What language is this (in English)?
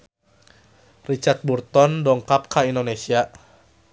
Sundanese